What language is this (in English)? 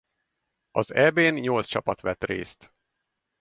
Hungarian